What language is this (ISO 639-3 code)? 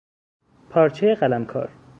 fas